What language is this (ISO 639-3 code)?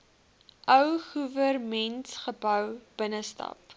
afr